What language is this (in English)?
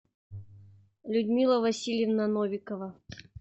Russian